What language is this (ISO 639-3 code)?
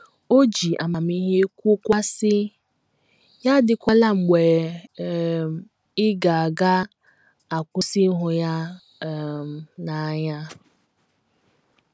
ibo